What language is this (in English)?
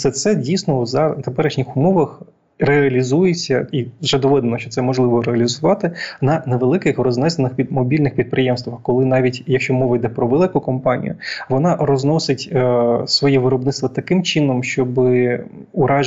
Ukrainian